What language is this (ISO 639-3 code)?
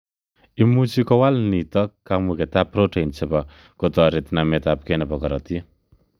kln